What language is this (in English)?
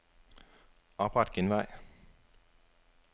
Danish